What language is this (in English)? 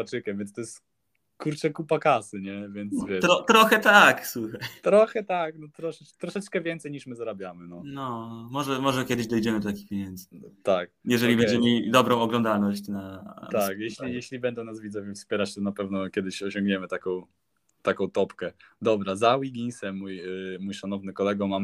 Polish